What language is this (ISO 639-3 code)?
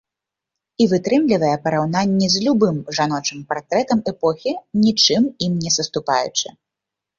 bel